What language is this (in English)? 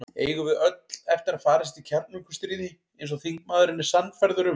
Icelandic